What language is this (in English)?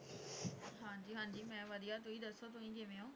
Punjabi